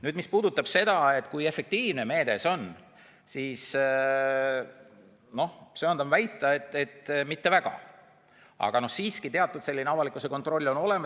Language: Estonian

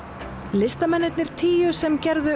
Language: Icelandic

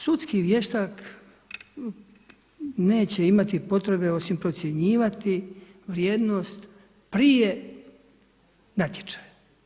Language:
Croatian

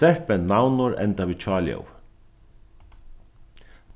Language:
Faroese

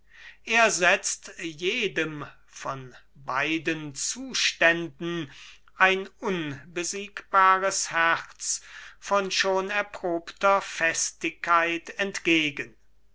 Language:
German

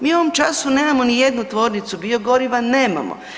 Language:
Croatian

